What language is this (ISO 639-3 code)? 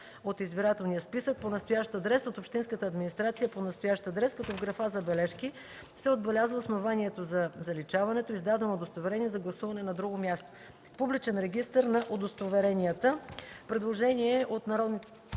bul